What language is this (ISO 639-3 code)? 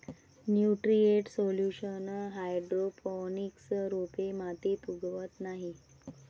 mar